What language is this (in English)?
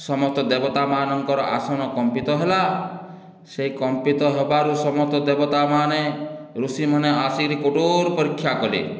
Odia